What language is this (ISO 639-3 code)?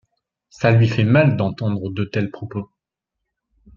fra